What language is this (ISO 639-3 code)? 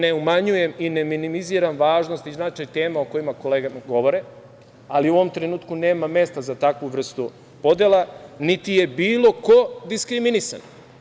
srp